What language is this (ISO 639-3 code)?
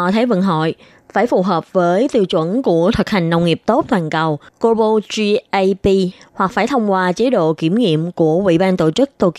vie